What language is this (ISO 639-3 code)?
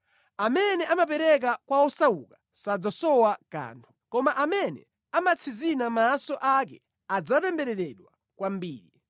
nya